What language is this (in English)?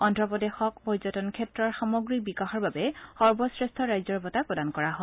Assamese